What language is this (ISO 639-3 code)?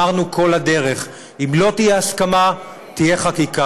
heb